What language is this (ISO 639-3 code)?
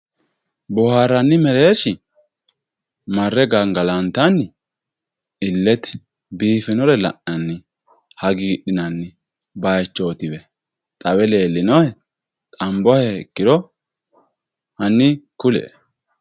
sid